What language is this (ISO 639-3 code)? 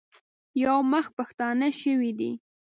pus